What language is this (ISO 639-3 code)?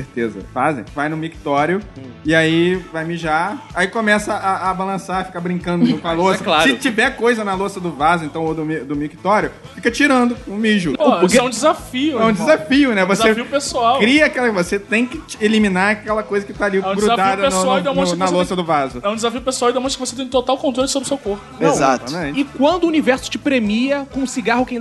por